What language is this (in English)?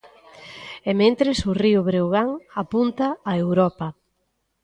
Galician